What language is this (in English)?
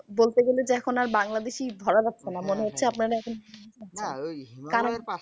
Bangla